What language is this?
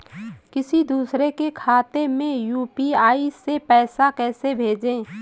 Hindi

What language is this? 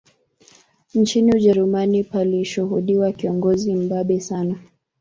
Swahili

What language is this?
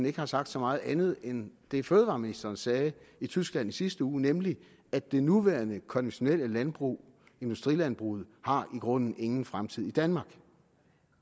Danish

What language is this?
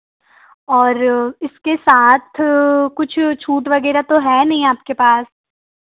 Hindi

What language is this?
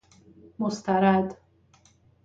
Persian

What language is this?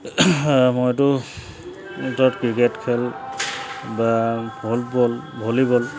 Assamese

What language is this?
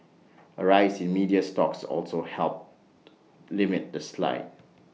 English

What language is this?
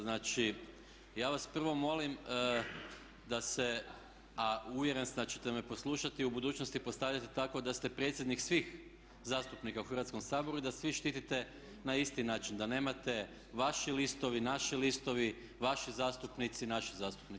Croatian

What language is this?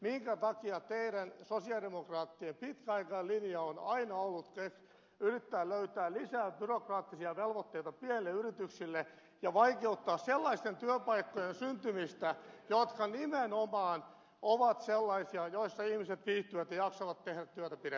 Finnish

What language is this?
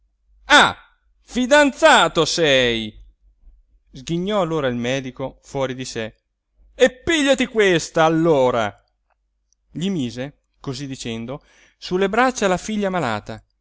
Italian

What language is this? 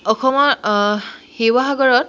Assamese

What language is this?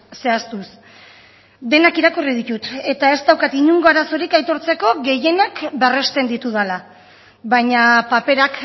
Basque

